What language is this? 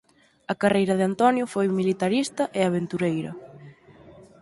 Galician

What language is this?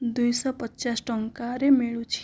Odia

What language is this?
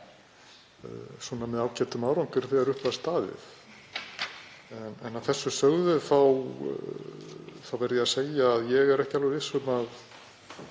Icelandic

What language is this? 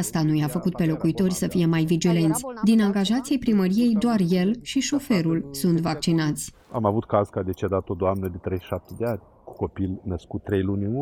Romanian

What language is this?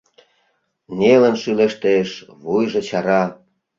Mari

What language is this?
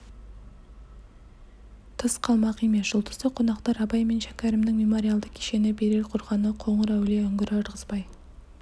Kazakh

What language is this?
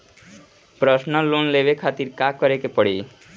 Bhojpuri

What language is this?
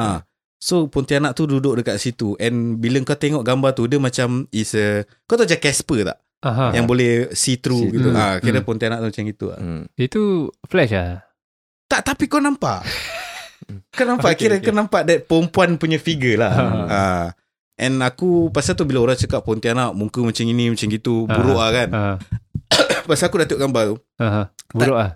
Malay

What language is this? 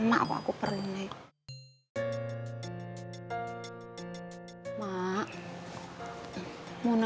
Indonesian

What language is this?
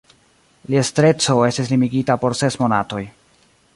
Esperanto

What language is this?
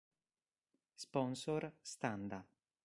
Italian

